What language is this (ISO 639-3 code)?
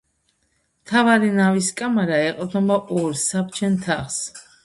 kat